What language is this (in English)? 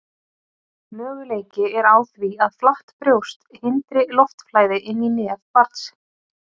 Icelandic